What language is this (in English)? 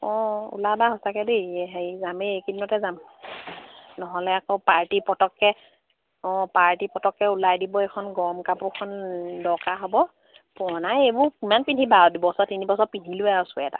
Assamese